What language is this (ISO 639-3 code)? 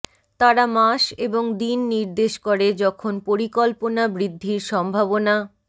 ben